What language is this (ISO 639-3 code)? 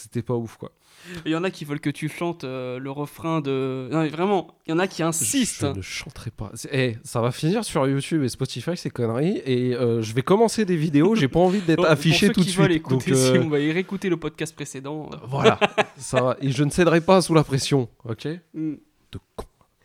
fra